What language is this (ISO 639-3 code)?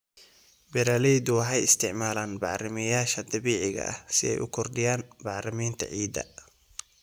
som